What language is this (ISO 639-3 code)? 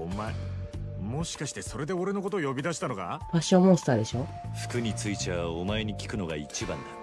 jpn